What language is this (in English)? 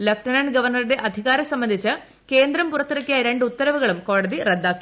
Malayalam